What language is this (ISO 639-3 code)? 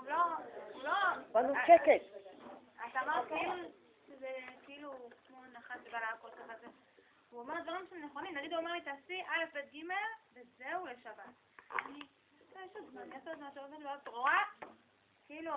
heb